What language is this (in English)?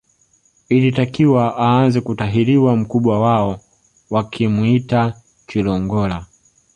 Swahili